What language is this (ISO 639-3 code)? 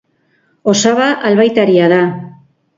eus